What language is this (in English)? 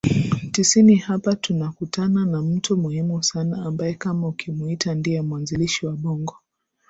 Swahili